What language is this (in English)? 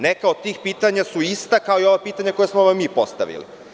Serbian